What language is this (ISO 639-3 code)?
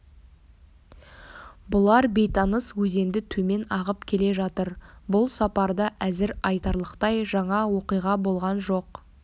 kaz